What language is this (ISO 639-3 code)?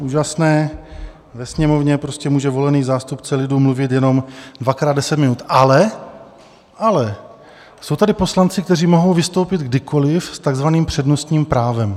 ces